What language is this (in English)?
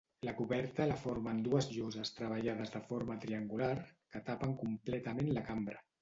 Catalan